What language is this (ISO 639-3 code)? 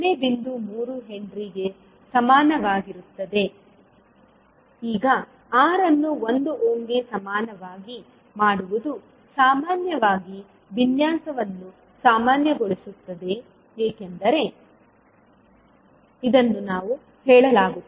kan